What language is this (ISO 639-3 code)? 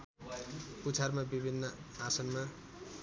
nep